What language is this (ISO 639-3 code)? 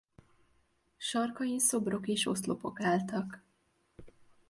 hun